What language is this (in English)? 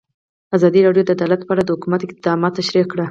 Pashto